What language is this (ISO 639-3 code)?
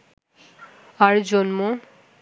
ben